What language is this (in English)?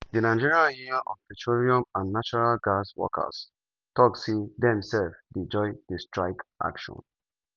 Nigerian Pidgin